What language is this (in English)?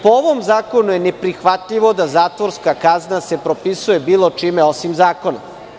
Serbian